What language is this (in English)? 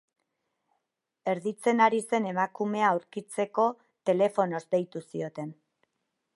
Basque